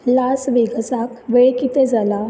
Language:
Konkani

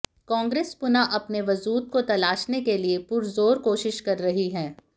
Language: Hindi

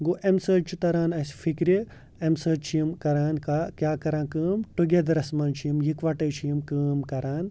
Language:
Kashmiri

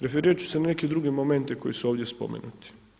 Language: Croatian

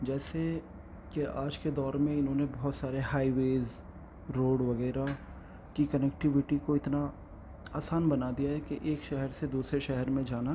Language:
Urdu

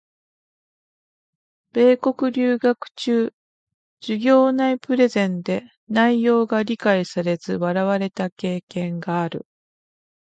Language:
Japanese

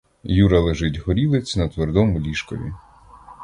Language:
Ukrainian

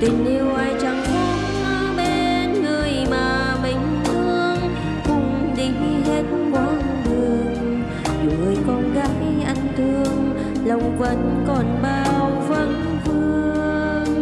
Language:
Vietnamese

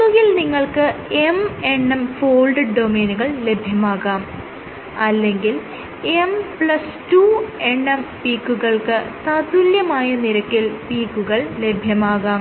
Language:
Malayalam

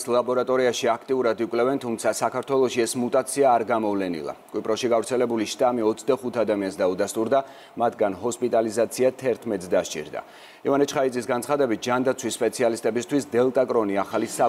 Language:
Romanian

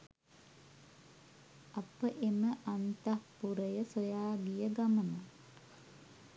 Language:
Sinhala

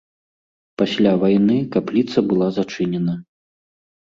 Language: Belarusian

